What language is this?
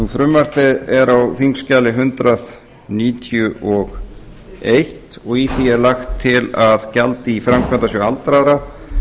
Icelandic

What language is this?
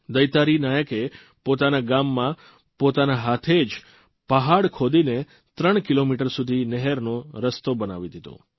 Gujarati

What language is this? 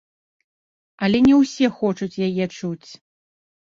Belarusian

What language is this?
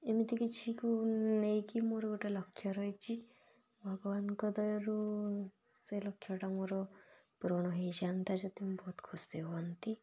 Odia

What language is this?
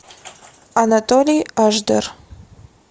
Russian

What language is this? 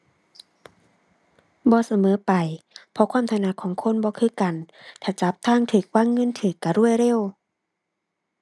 Thai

